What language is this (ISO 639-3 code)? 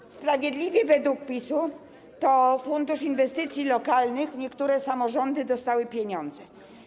pol